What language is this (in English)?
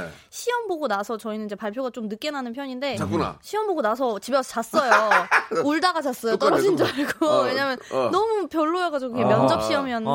Korean